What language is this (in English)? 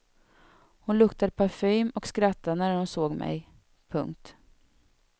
Swedish